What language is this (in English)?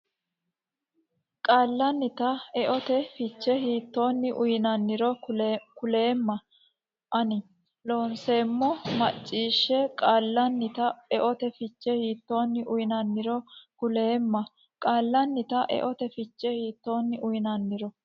Sidamo